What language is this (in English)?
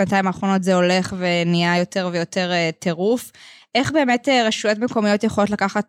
Hebrew